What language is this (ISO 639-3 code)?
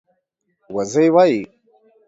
pus